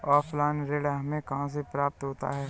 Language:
Hindi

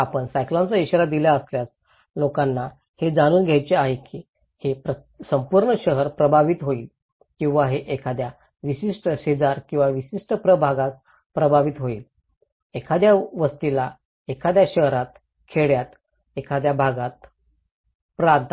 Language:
Marathi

